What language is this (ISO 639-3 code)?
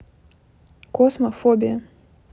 rus